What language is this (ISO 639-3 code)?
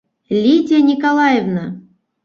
bak